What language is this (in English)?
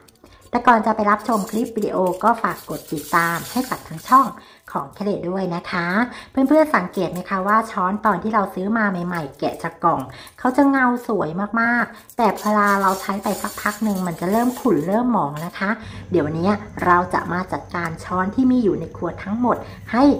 Thai